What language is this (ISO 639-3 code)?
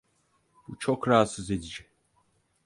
tur